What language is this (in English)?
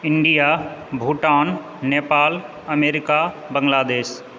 Maithili